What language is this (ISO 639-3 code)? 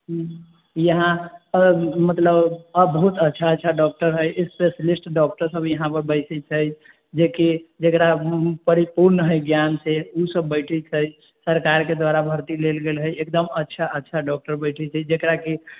mai